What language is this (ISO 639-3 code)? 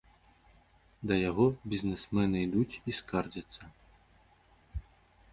bel